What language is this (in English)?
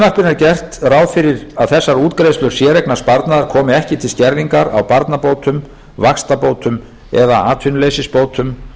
Icelandic